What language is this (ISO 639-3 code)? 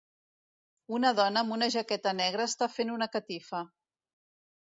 cat